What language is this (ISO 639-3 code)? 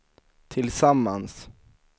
swe